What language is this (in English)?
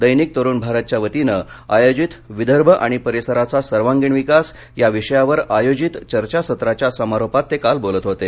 Marathi